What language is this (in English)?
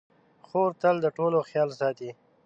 Pashto